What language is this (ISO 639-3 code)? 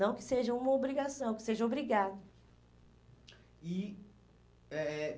por